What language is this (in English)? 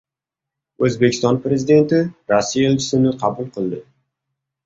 Uzbek